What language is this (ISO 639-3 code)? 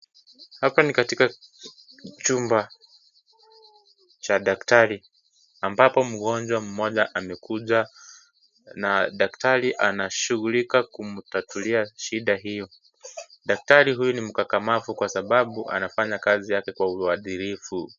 swa